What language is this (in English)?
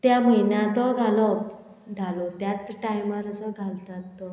Konkani